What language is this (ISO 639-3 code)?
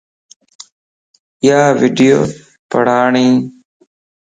lss